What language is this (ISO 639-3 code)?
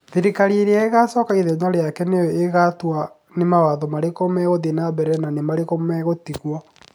kik